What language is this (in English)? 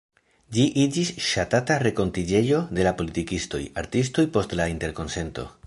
Esperanto